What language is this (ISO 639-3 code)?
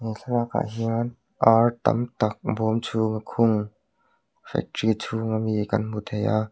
lus